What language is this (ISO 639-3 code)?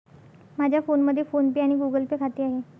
mar